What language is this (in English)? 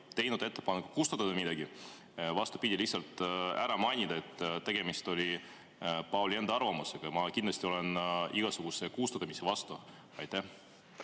Estonian